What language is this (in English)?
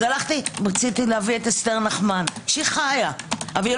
Hebrew